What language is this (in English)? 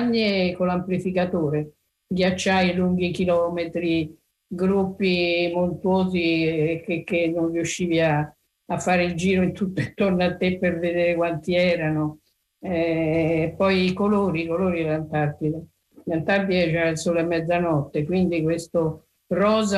Italian